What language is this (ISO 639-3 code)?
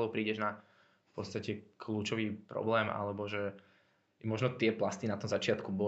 slk